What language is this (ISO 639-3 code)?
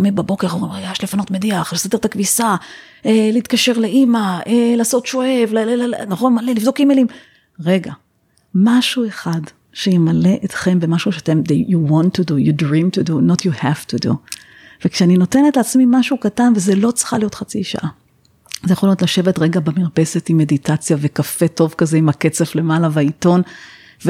heb